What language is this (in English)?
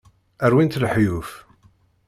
Kabyle